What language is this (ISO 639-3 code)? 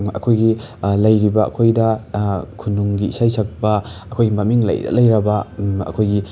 mni